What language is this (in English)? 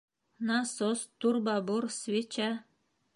Bashkir